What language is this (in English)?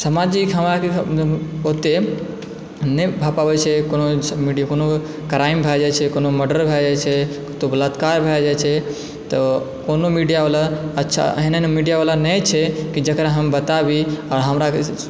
Maithili